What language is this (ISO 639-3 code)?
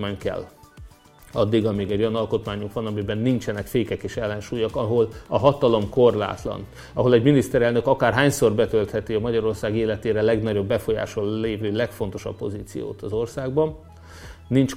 hun